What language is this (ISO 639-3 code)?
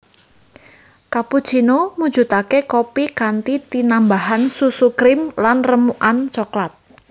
jav